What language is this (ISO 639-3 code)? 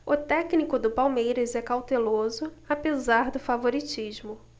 por